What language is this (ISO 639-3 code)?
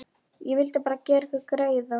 isl